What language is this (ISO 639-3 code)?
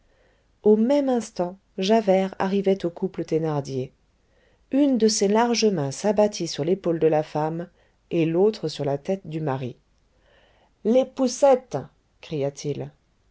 fra